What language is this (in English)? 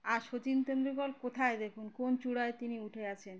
Bangla